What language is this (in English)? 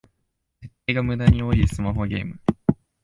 Japanese